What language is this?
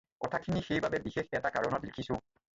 Assamese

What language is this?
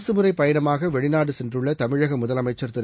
Tamil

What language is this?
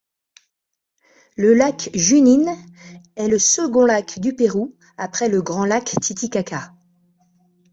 French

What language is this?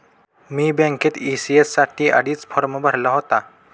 Marathi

